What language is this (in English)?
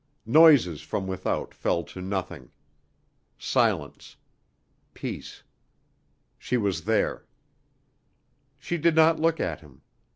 English